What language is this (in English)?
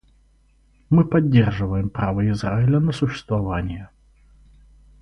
Russian